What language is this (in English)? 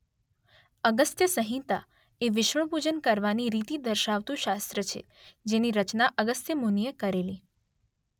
Gujarati